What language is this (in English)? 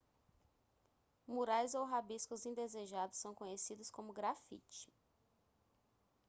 Portuguese